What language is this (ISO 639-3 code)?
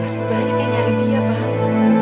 ind